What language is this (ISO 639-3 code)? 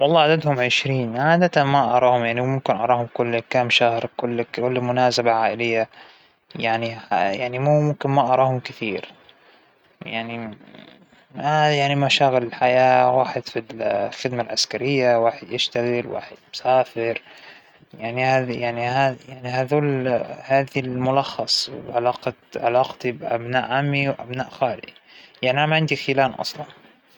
acw